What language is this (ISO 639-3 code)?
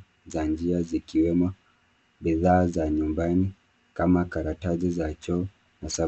swa